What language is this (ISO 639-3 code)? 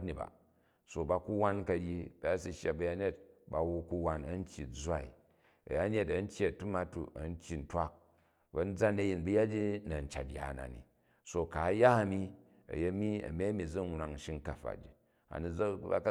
kaj